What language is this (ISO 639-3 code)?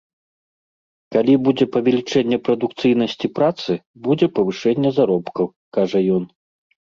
bel